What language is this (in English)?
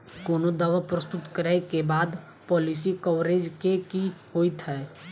Maithili